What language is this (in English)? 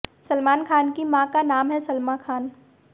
Hindi